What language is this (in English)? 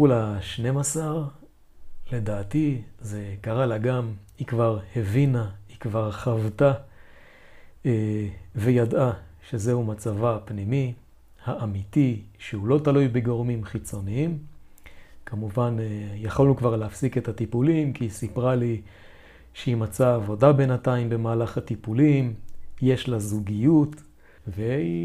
Hebrew